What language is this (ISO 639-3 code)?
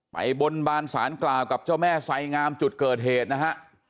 tha